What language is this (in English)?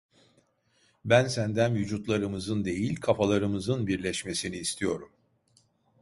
Turkish